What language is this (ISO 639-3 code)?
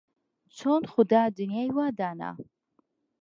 ckb